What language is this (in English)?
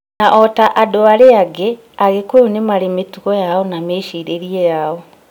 Kikuyu